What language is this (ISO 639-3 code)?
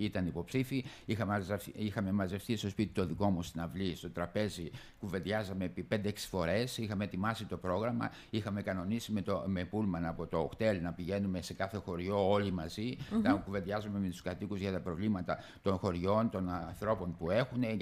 ell